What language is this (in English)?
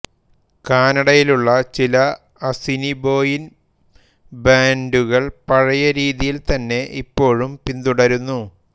Malayalam